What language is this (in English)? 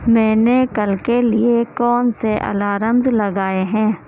Urdu